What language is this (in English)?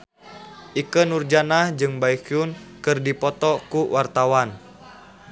Sundanese